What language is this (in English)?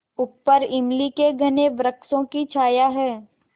Hindi